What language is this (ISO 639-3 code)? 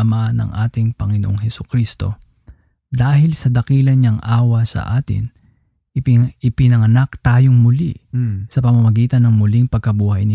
fil